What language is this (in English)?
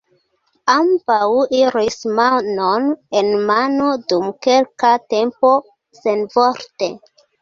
Esperanto